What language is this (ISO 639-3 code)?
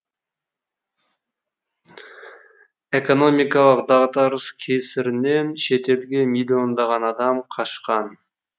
kaz